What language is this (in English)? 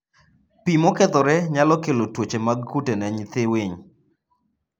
Luo (Kenya and Tanzania)